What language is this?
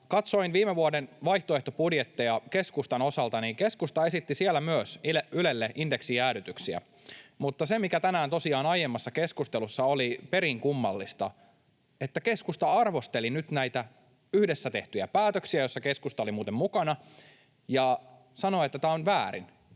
Finnish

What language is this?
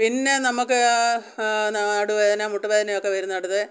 Malayalam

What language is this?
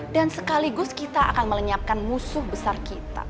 Indonesian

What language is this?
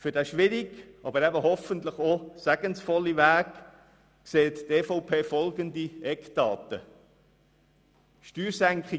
Swiss German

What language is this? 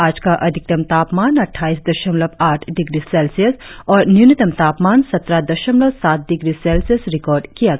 Hindi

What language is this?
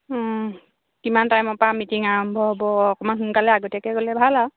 Assamese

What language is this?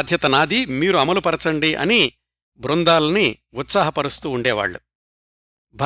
Telugu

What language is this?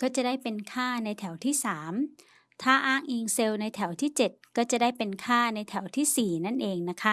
Thai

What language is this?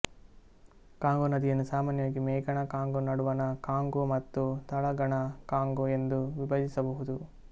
Kannada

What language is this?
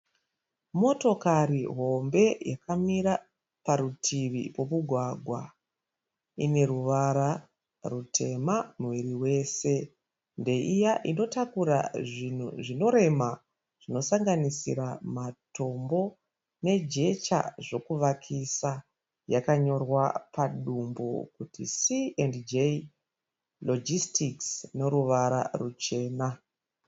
Shona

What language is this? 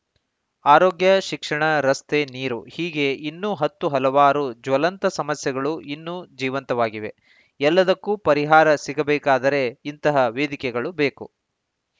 Kannada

